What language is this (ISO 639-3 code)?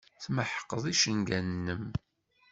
kab